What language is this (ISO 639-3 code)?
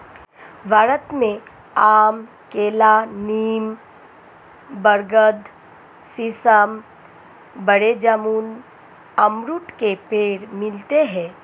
hin